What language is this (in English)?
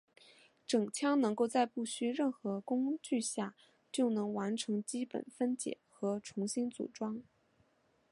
Chinese